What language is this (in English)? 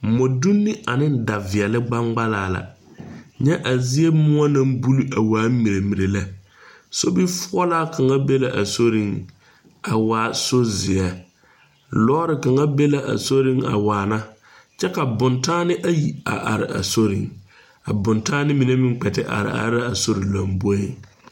Southern Dagaare